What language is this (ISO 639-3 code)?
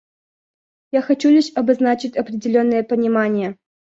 rus